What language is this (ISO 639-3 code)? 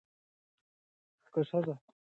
pus